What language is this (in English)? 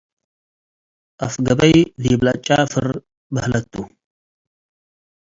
Tigre